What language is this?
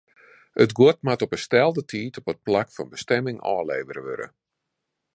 Western Frisian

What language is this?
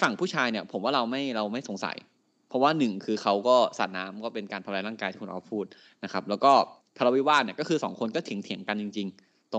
Thai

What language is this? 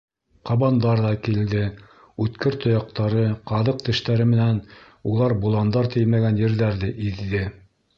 Bashkir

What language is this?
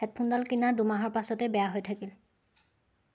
Assamese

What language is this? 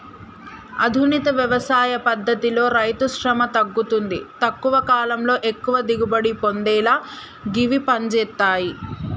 Telugu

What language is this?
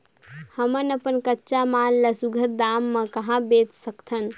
Chhattisgarhi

